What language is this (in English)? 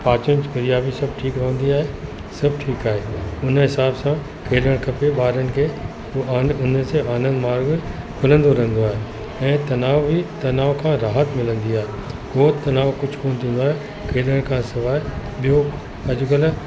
Sindhi